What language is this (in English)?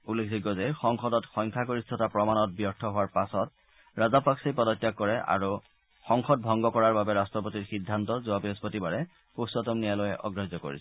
Assamese